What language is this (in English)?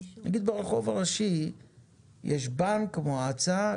Hebrew